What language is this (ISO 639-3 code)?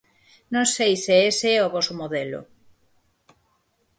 glg